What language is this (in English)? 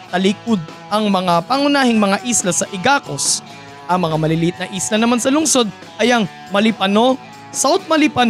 Filipino